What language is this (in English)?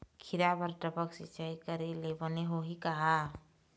Chhattisgarhi